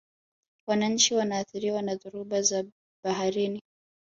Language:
Swahili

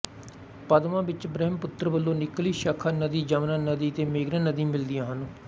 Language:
Punjabi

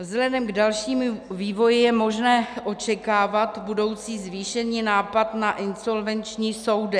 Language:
Czech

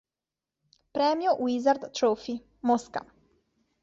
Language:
Italian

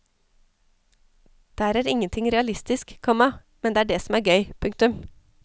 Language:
Norwegian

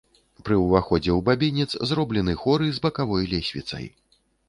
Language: Belarusian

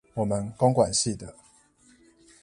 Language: Chinese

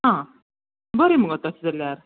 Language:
Konkani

